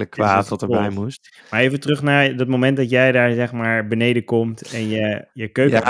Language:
Dutch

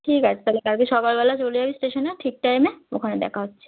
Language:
Bangla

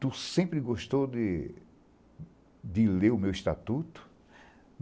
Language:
Portuguese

